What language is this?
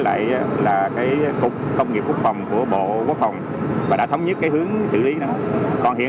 Vietnamese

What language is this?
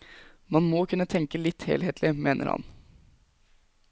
Norwegian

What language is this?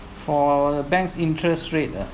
English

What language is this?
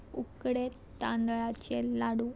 Konkani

